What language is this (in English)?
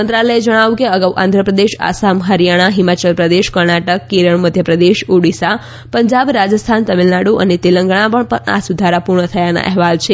Gujarati